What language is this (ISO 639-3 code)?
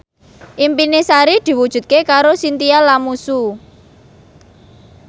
jav